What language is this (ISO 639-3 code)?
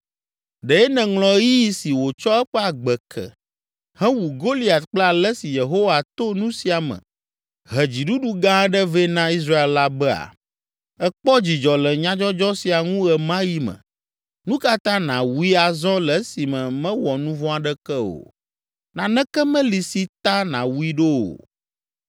ewe